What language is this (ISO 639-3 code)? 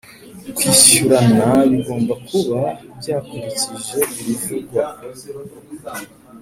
kin